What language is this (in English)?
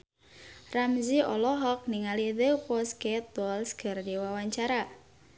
Sundanese